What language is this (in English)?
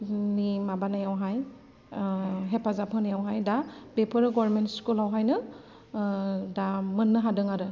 Bodo